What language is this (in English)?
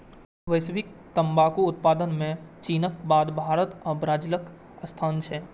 Maithili